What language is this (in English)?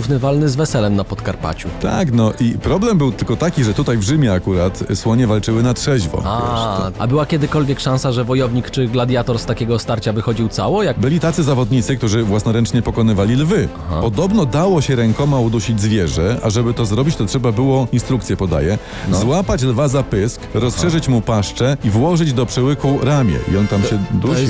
Polish